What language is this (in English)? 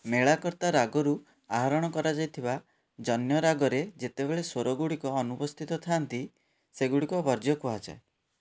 Odia